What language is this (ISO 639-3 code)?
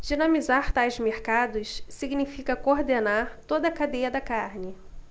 por